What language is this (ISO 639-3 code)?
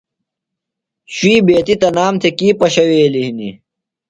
phl